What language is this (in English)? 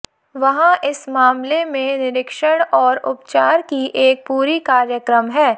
Hindi